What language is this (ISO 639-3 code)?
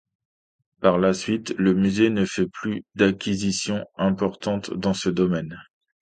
fra